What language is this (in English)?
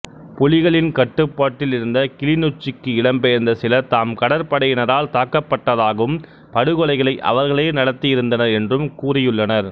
Tamil